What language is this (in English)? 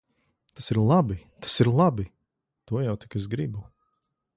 Latvian